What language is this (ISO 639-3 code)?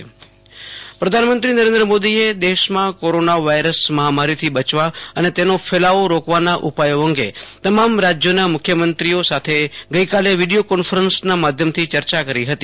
guj